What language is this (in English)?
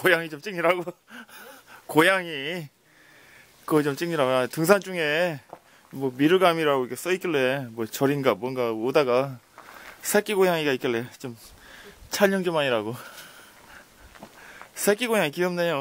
Korean